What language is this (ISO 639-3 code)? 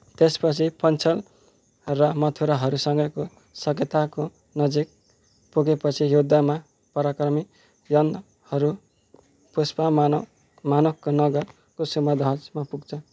nep